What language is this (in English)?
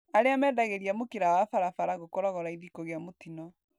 Kikuyu